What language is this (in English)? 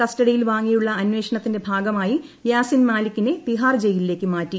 Malayalam